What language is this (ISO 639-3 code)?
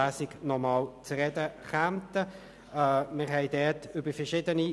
gsw